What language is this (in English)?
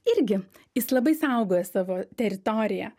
Lithuanian